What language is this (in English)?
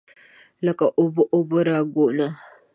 Pashto